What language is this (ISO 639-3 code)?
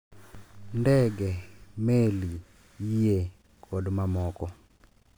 luo